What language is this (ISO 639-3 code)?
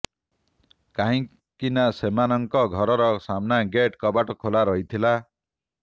ori